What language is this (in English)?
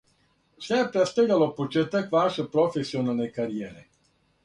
Serbian